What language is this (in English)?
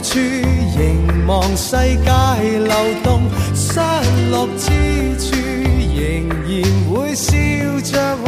Chinese